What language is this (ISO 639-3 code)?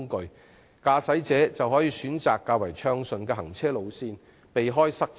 yue